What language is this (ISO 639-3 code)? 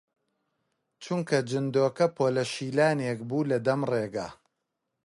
ckb